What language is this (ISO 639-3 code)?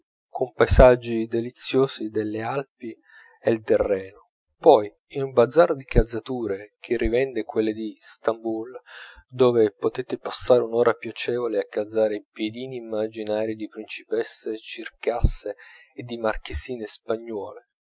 ita